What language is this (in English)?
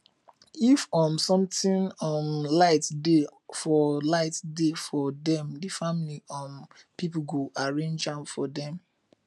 Nigerian Pidgin